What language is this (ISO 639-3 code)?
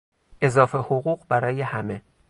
fas